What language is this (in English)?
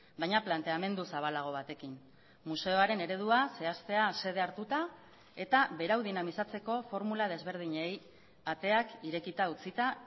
Basque